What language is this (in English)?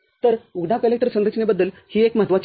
Marathi